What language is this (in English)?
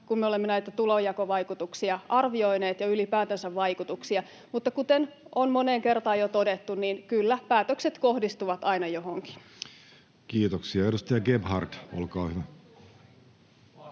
Finnish